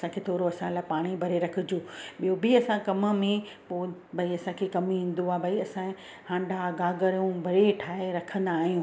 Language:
Sindhi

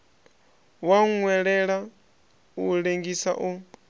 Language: Venda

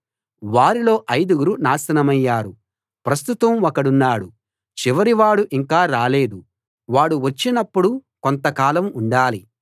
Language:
Telugu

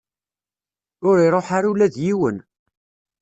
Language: Kabyle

